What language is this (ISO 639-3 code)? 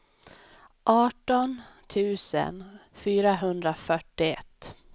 swe